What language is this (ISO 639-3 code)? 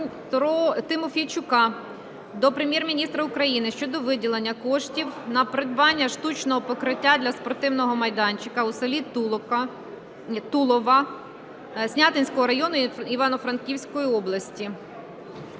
ukr